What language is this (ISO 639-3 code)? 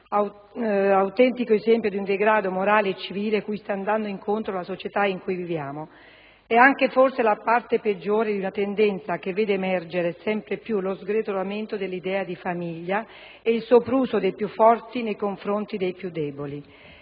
ita